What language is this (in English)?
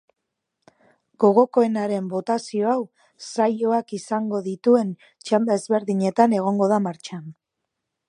Basque